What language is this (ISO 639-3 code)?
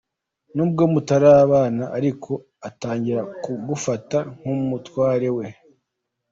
kin